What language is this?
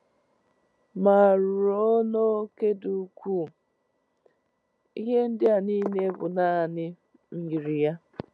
Igbo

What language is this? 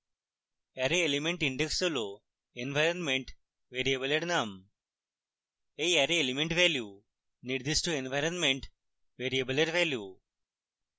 Bangla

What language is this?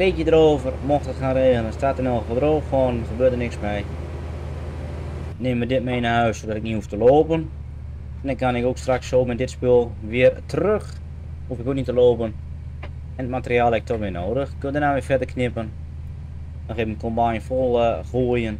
Dutch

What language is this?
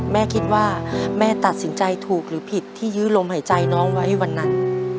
Thai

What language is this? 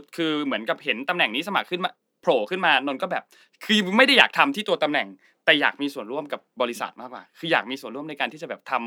Thai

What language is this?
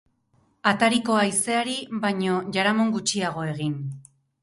Basque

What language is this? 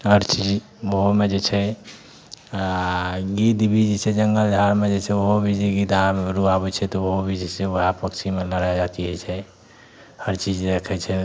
Maithili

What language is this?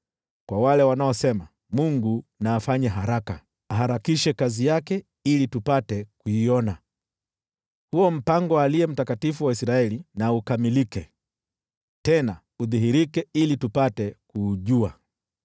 Swahili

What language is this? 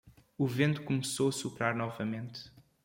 Portuguese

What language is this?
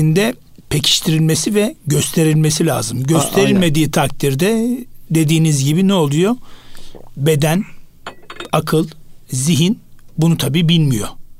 Turkish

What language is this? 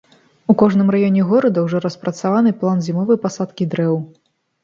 Belarusian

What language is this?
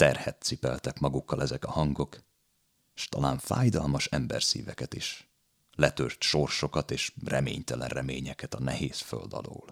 Hungarian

